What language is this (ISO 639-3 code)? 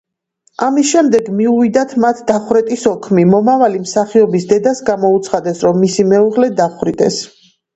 kat